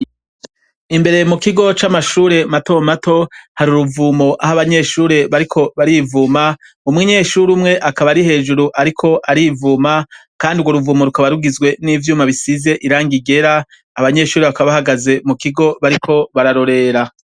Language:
Rundi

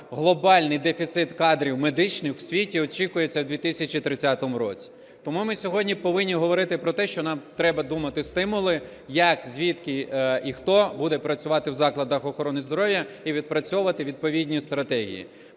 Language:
Ukrainian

